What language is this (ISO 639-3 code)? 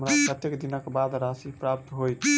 mai